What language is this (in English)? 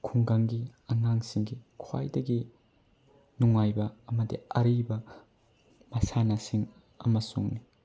Manipuri